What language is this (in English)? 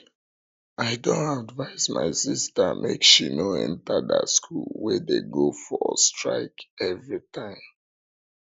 Nigerian Pidgin